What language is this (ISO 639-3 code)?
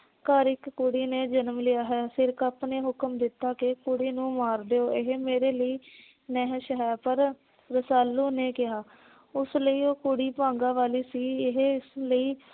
pan